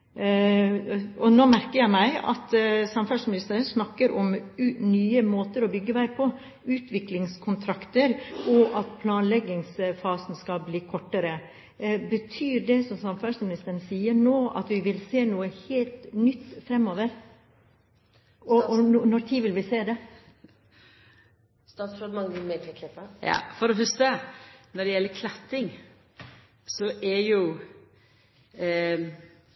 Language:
Norwegian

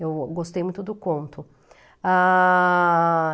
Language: Portuguese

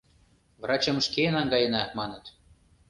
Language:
Mari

